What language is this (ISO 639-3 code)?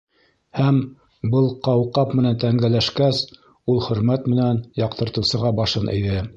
bak